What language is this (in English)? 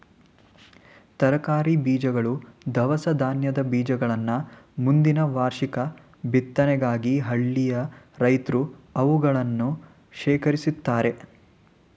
Kannada